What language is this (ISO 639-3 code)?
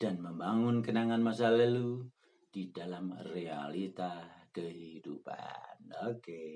amh